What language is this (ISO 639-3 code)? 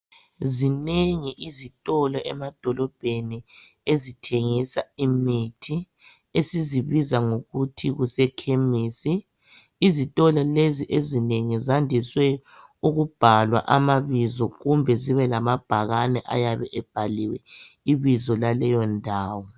nde